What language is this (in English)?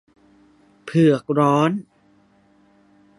Thai